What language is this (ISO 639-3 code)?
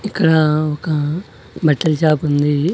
tel